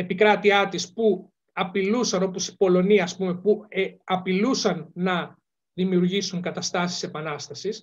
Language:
Greek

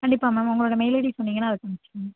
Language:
Tamil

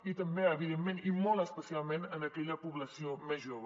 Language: Catalan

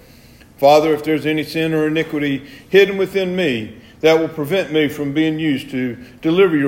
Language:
English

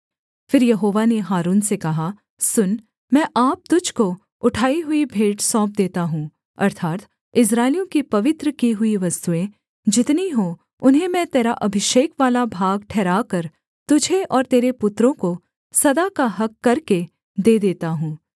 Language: Hindi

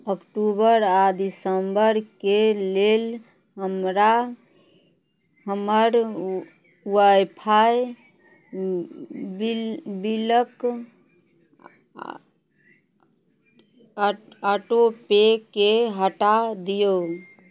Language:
Maithili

